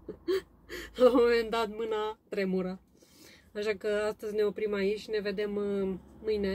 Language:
Romanian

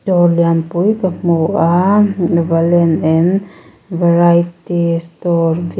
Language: Mizo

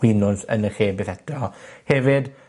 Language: Welsh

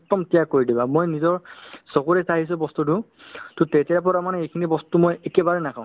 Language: Assamese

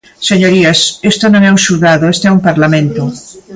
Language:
Galician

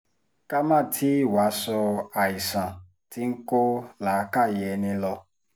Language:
Yoruba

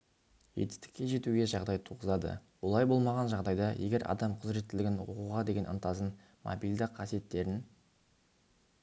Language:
Kazakh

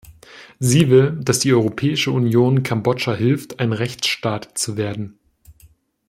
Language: German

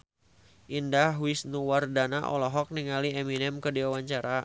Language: Sundanese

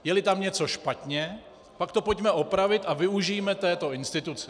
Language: Czech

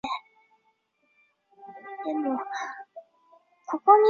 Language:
Chinese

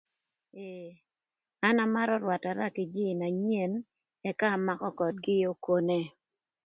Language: Thur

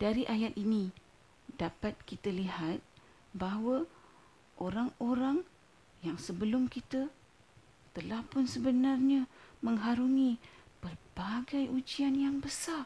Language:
Malay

